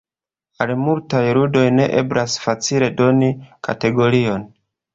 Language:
Esperanto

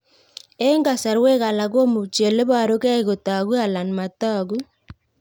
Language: Kalenjin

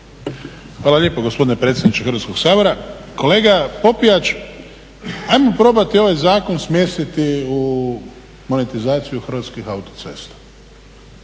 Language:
Croatian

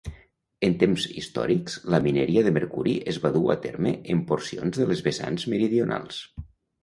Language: Catalan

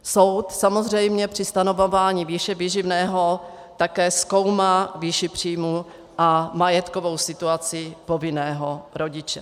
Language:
Czech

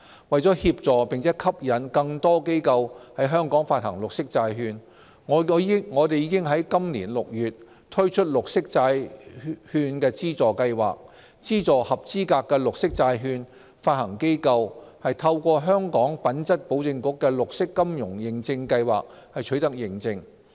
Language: Cantonese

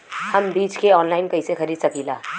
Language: Bhojpuri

